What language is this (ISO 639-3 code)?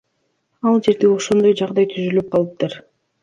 kir